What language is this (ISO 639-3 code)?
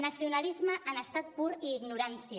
cat